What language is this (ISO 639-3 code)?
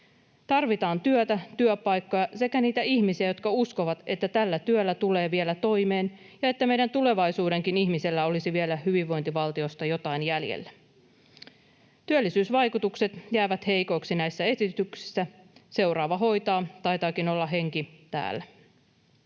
fin